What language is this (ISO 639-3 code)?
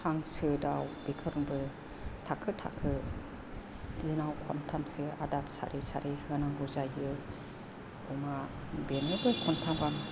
brx